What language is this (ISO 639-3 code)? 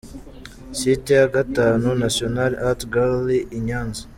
kin